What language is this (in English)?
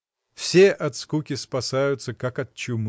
Russian